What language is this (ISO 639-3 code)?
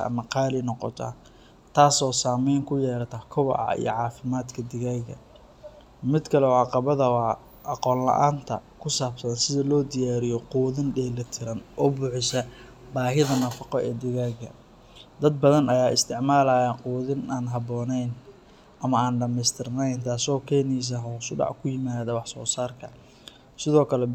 som